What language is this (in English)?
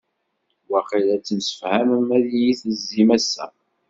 Kabyle